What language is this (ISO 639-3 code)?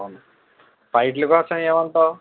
tel